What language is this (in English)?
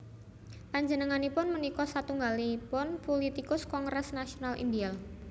Javanese